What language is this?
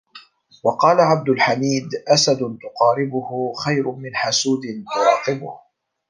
Arabic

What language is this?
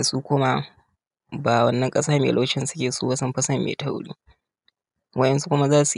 Hausa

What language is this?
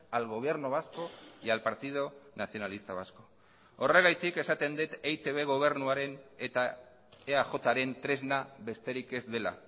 Basque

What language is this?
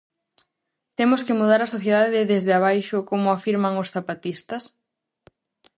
Galician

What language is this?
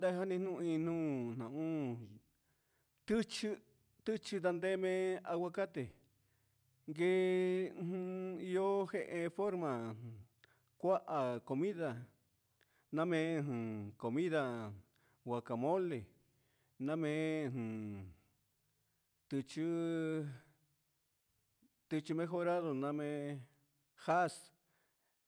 Huitepec Mixtec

